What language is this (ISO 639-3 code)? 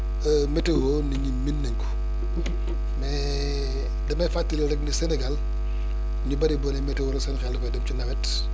wol